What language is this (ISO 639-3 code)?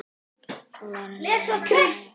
isl